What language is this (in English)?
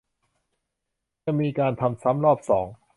Thai